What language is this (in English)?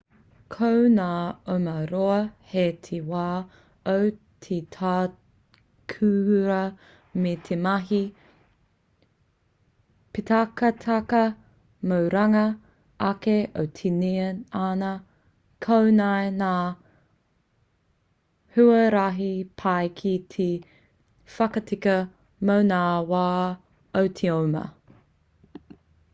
Māori